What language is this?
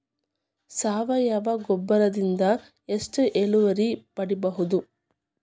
Kannada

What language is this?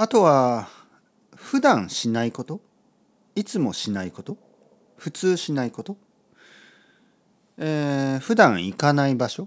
Japanese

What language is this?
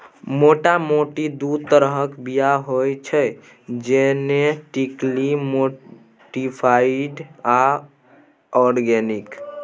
Maithili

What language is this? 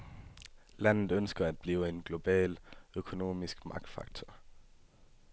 Danish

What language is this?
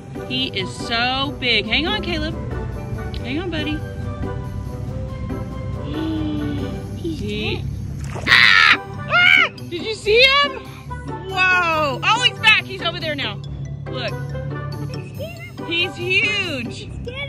English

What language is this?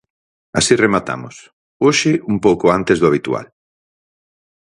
Galician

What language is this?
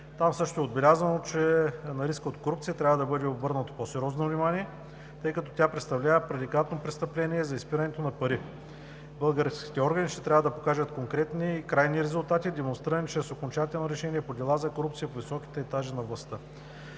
Bulgarian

